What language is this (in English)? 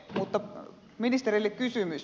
Finnish